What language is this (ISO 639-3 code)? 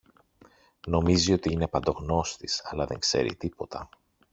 ell